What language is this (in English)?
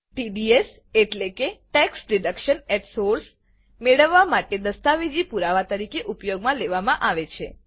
Gujarati